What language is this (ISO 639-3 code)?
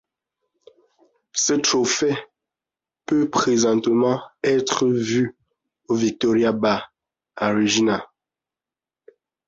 fra